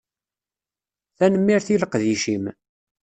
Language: Kabyle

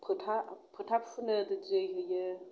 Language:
Bodo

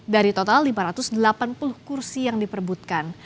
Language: Indonesian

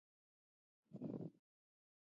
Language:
Pashto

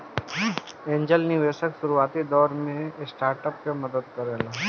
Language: Bhojpuri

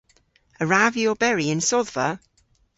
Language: Cornish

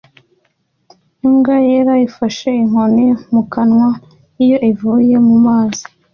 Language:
Kinyarwanda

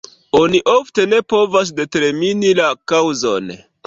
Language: Esperanto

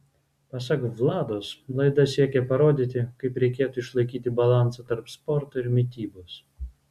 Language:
Lithuanian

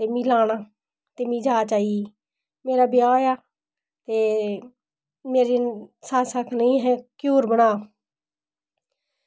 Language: Dogri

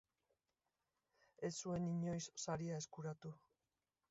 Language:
Basque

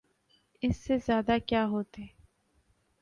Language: Urdu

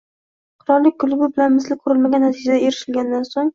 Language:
Uzbek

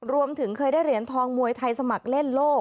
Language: Thai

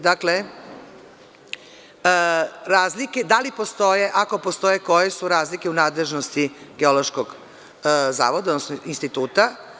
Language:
Serbian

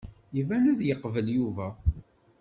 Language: Kabyle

